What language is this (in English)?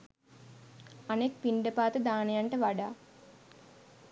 Sinhala